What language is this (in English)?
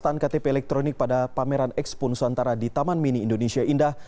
Indonesian